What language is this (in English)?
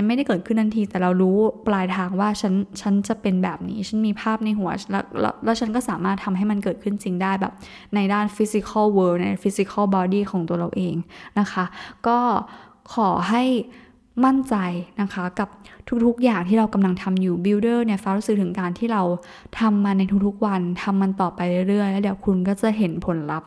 Thai